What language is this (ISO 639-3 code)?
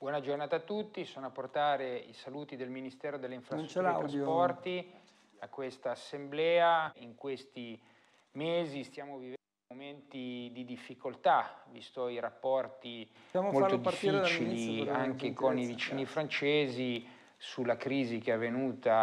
ita